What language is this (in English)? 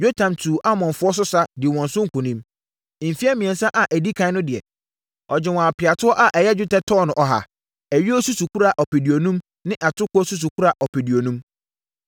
Akan